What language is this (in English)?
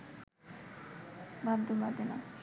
Bangla